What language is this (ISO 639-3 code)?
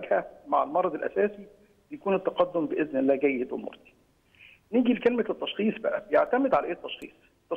ara